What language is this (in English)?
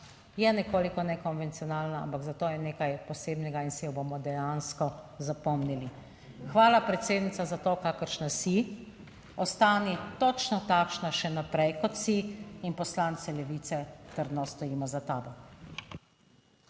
Slovenian